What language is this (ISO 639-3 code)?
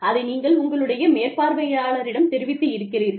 tam